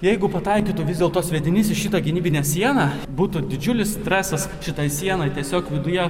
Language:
Lithuanian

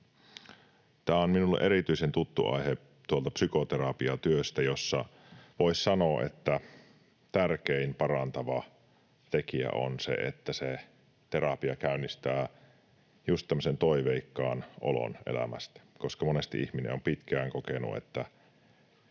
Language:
Finnish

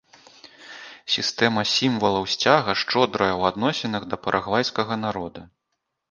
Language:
Belarusian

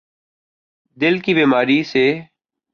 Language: Urdu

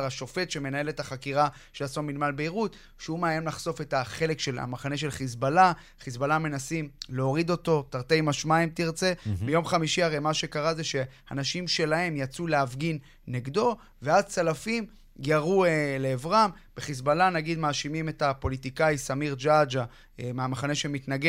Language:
Hebrew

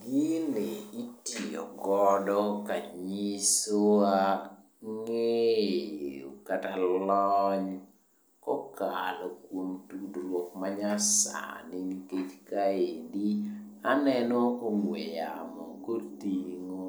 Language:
Luo (Kenya and Tanzania)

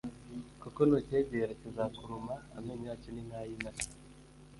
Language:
Kinyarwanda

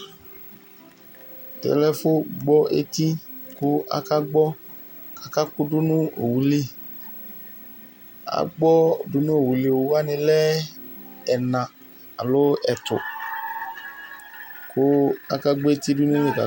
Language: Ikposo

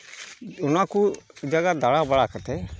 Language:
Santali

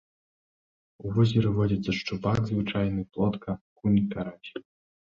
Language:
Belarusian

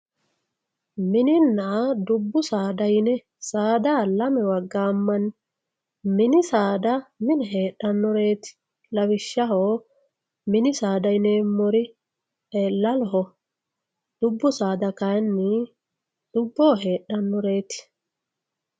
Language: Sidamo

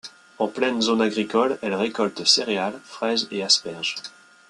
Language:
French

